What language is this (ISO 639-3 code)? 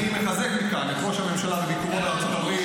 heb